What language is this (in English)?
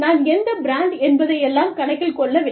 Tamil